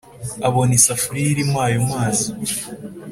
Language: Kinyarwanda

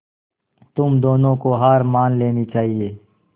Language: Hindi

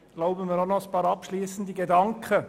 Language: Swiss German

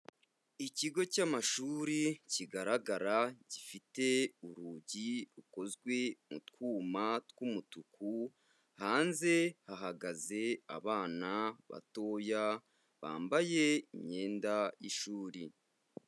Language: Kinyarwanda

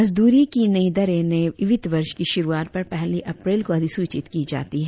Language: Hindi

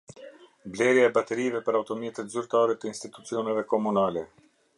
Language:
Albanian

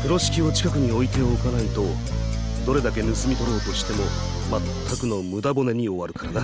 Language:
Japanese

